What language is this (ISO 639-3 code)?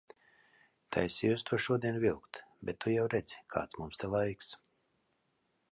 lav